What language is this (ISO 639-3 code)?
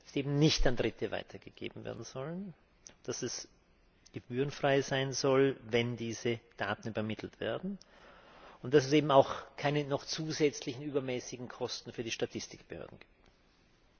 deu